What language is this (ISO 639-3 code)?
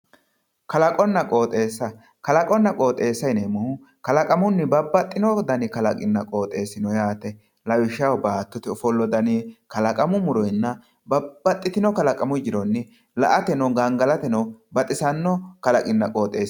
sid